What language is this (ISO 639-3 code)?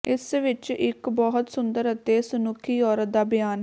pan